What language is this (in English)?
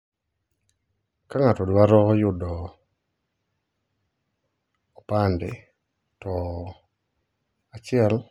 Luo (Kenya and Tanzania)